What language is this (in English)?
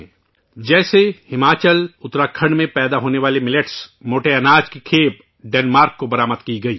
Urdu